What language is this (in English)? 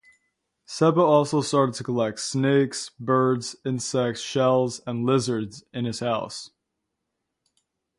English